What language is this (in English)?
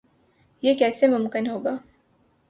Urdu